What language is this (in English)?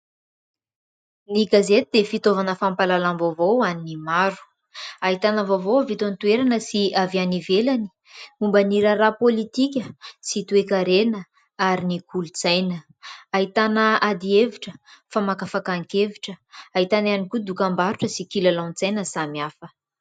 Malagasy